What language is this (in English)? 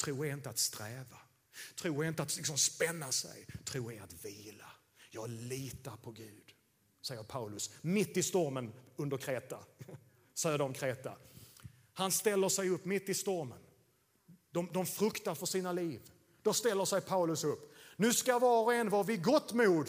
Swedish